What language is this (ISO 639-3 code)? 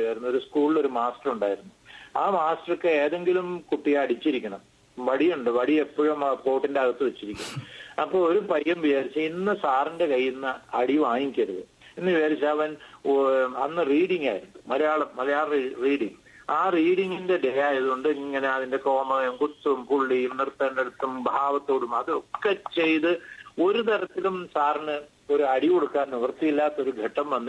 mal